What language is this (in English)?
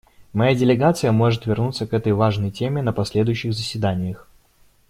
Russian